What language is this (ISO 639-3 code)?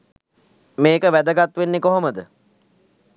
sin